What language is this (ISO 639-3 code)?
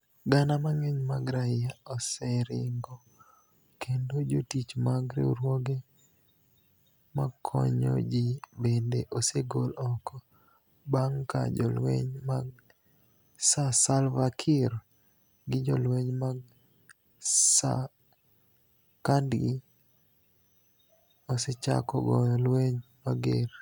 luo